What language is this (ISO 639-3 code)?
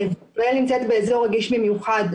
heb